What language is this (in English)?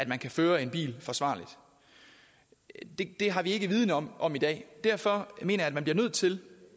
Danish